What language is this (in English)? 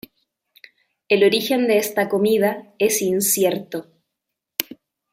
Spanish